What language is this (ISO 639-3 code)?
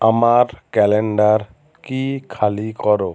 ben